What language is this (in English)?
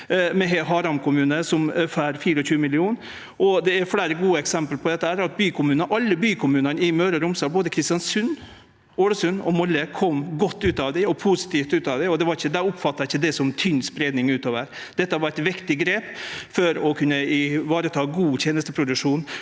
Norwegian